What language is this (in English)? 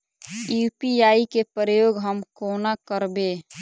Maithili